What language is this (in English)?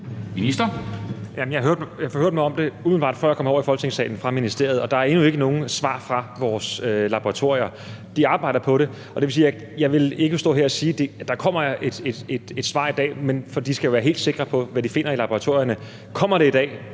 Danish